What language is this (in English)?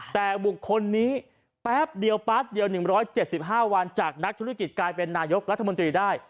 Thai